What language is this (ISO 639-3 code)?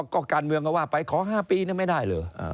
tha